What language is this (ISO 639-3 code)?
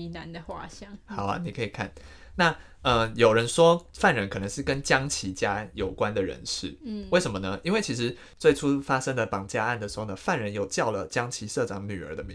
zho